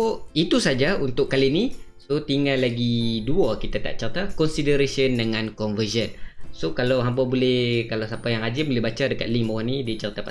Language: Malay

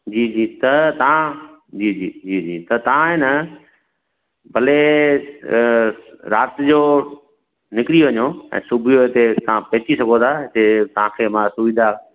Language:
Sindhi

